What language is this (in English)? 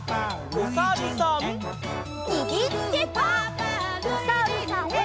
Japanese